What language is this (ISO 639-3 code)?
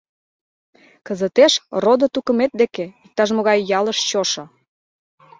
chm